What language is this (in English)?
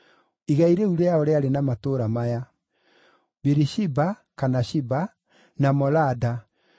Kikuyu